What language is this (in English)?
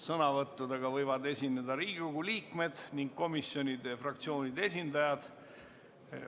Estonian